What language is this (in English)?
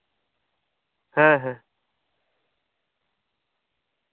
Santali